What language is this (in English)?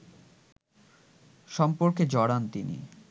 Bangla